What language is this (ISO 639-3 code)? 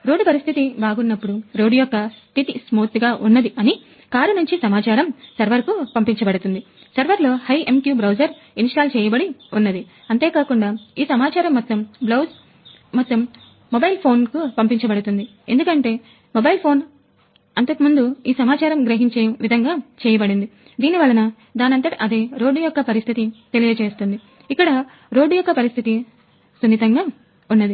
tel